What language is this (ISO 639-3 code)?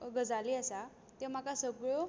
kok